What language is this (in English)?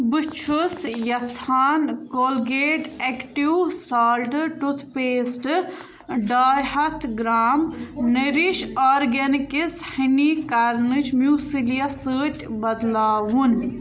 Kashmiri